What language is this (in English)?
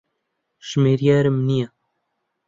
Central Kurdish